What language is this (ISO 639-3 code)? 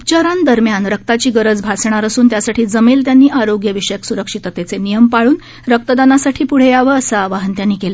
mar